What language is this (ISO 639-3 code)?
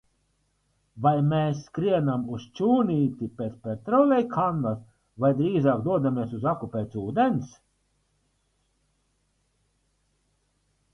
lav